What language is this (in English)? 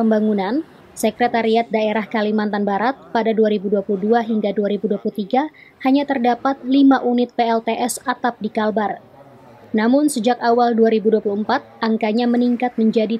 Indonesian